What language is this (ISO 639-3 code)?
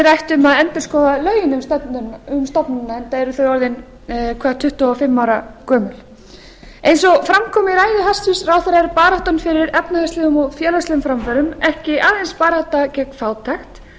isl